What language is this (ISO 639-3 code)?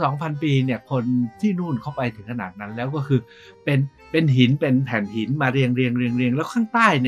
tha